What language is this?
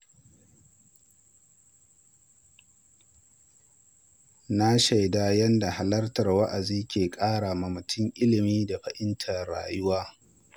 Hausa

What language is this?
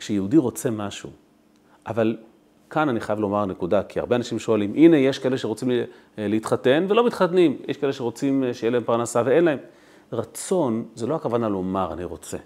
Hebrew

